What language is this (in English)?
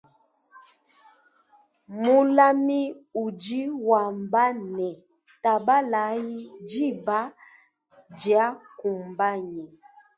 Luba-Lulua